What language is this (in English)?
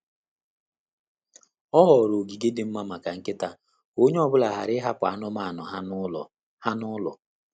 Igbo